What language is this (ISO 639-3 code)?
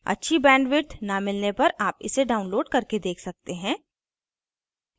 hin